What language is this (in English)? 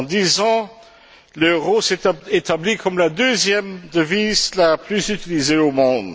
French